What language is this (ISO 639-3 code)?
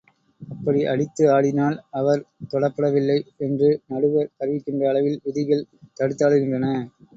tam